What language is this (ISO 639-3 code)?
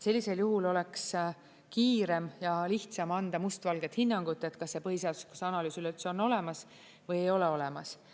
est